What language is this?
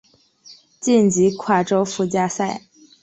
Chinese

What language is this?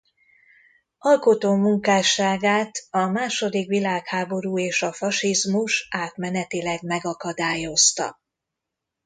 Hungarian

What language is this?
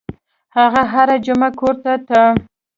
Pashto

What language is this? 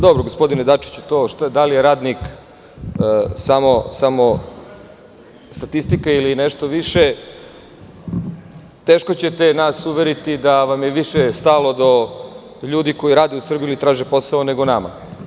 Serbian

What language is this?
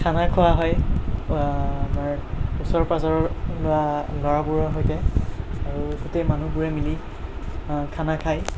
Assamese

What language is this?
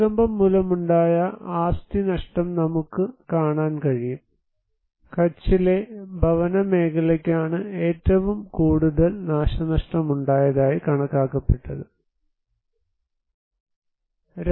Malayalam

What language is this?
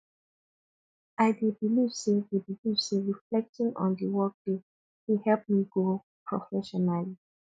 Nigerian Pidgin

